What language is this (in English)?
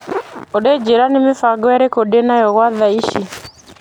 Kikuyu